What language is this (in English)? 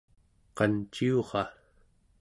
Central Yupik